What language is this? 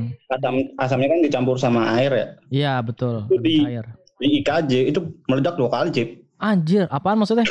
Indonesian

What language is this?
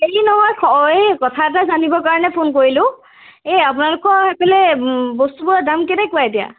Assamese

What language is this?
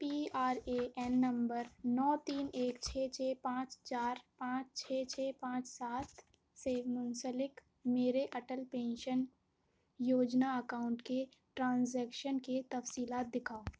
Urdu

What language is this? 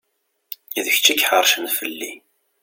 Kabyle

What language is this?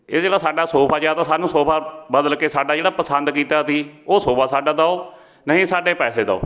Punjabi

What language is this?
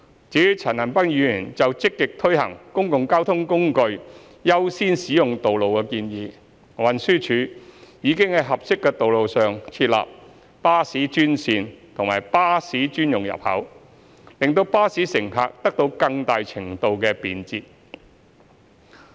Cantonese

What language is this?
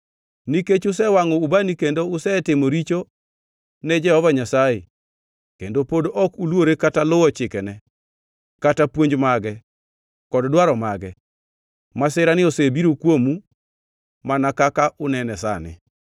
Luo (Kenya and Tanzania)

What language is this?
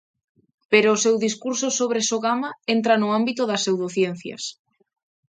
Galician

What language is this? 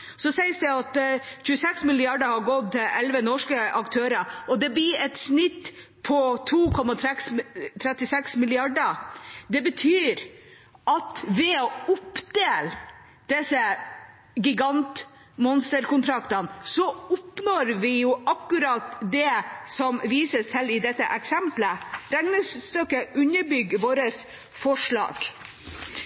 Norwegian Bokmål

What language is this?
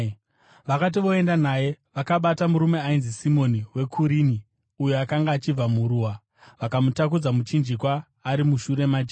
Shona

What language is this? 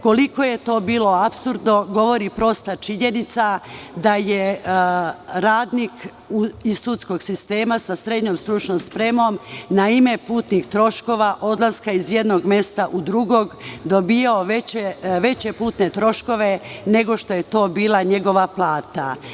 Serbian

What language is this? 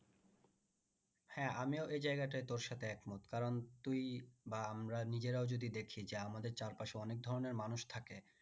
Bangla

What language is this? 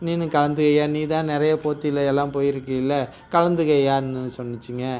Tamil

